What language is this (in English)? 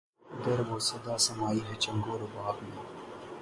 Urdu